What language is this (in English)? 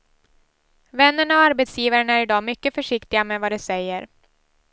Swedish